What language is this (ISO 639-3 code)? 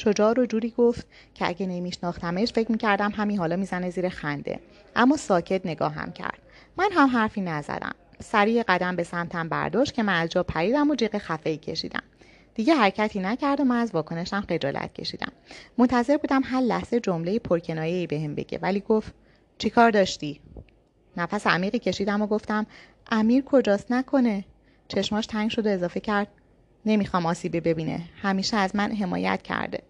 fas